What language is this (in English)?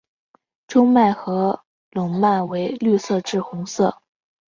Chinese